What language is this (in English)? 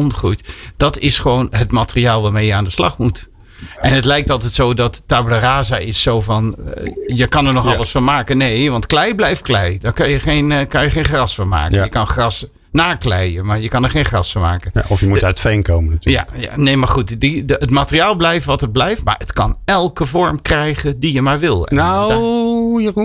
Dutch